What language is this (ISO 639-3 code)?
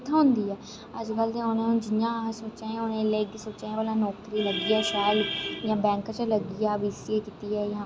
doi